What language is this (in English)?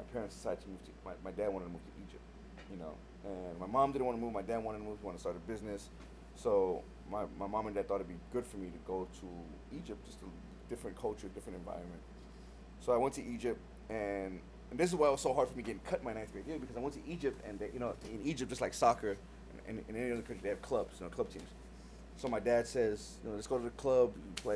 English